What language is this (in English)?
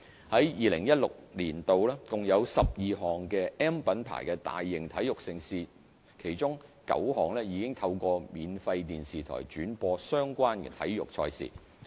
Cantonese